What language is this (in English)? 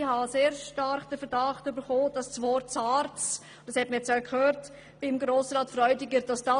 Swiss German